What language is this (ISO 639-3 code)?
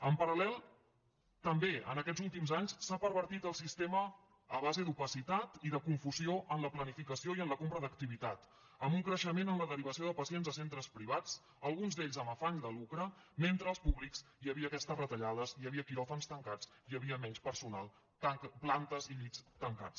cat